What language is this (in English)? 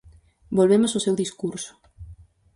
Galician